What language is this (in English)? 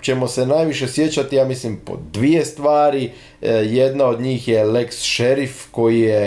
Croatian